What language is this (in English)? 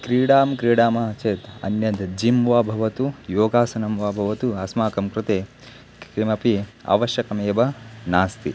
Sanskrit